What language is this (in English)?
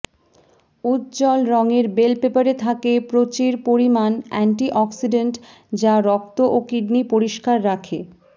Bangla